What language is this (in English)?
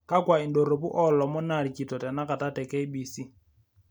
Masai